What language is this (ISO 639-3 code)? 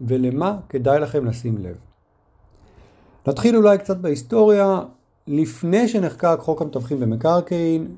heb